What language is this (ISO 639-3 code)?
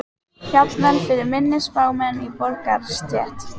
isl